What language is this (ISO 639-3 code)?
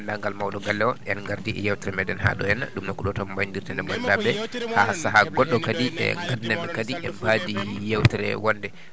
ful